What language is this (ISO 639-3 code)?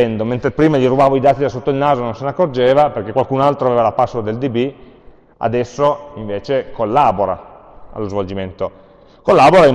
ita